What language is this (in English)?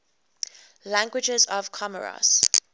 English